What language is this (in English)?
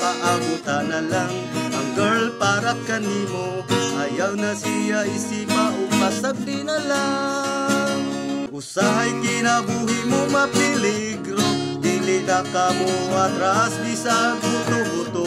Indonesian